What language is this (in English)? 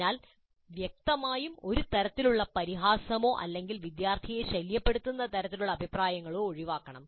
Malayalam